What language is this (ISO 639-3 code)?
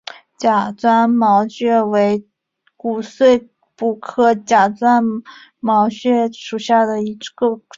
zho